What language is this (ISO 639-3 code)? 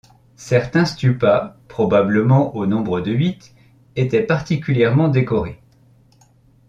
fra